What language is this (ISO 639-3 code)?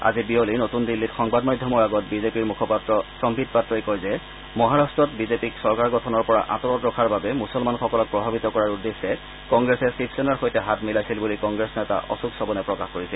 asm